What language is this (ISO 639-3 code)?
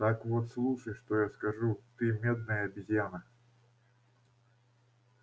rus